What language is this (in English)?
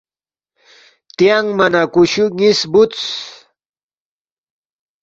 Balti